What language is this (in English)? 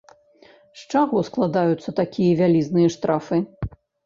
Belarusian